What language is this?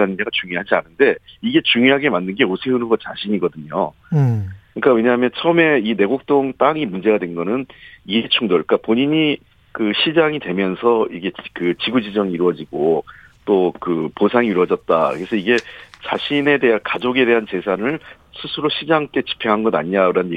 Korean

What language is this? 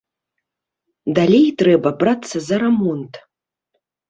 Belarusian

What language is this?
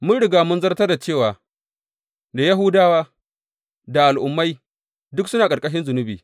Hausa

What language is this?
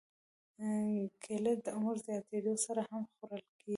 Pashto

